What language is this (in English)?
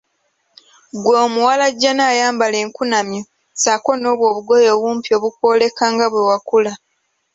Ganda